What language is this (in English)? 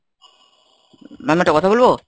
Bangla